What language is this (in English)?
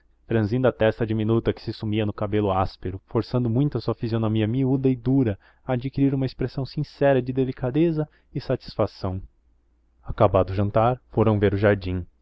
Portuguese